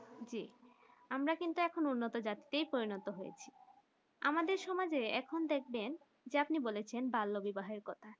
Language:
Bangla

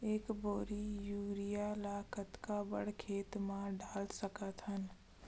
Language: Chhattisgarhi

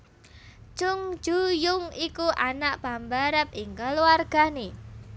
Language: Javanese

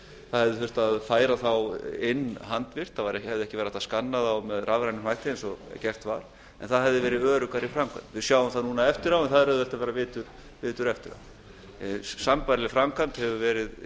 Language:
Icelandic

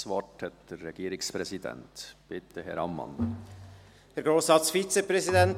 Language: Swiss German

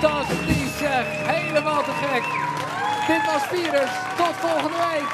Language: Dutch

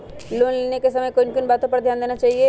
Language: Magahi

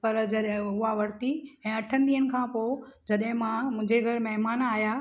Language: Sindhi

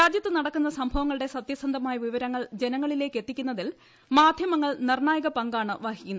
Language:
Malayalam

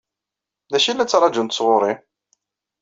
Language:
Kabyle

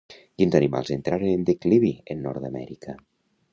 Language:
Catalan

